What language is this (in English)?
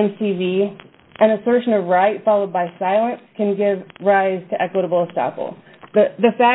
English